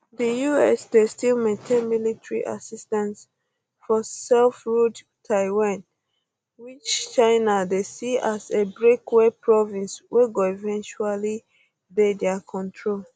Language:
Nigerian Pidgin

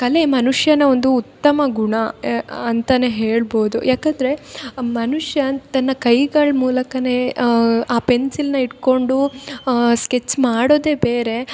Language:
Kannada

